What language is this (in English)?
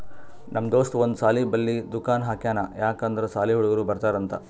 Kannada